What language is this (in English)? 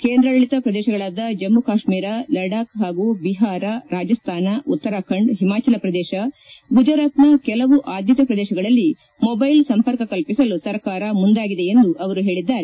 Kannada